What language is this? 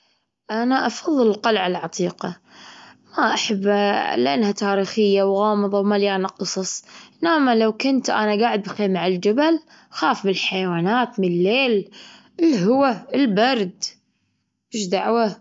Gulf Arabic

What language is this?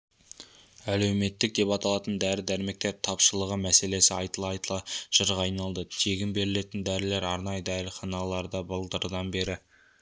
Kazakh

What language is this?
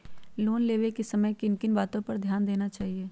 Magahi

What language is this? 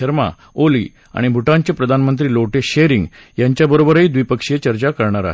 Marathi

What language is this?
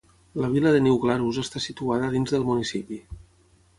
Catalan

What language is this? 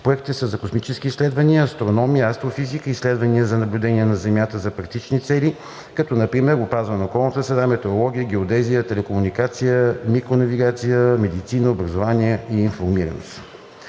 Bulgarian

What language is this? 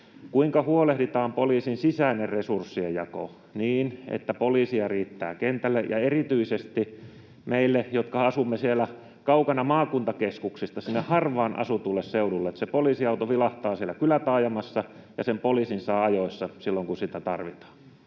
Finnish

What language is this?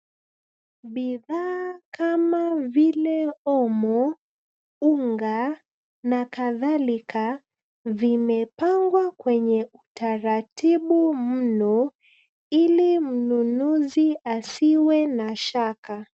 Swahili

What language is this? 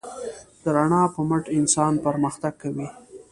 Pashto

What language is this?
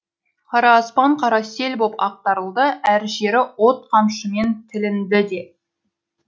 Kazakh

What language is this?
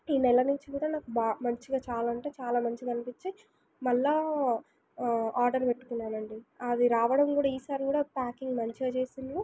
Telugu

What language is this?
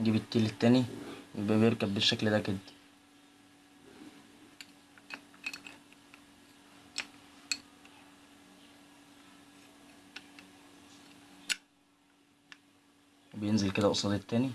Arabic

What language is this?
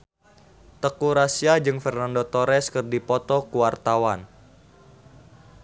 Sundanese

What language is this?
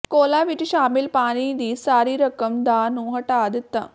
Punjabi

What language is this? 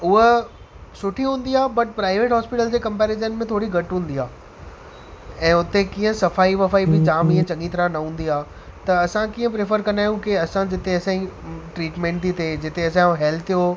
Sindhi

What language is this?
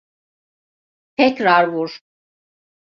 Turkish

